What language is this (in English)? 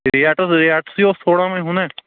Kashmiri